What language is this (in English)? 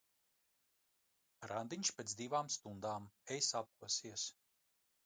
Latvian